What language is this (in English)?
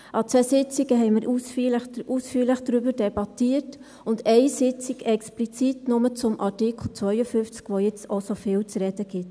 Swiss German